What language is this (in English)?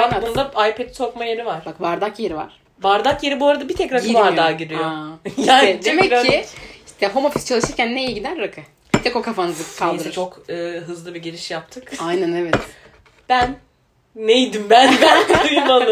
Turkish